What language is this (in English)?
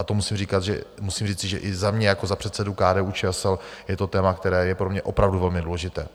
Czech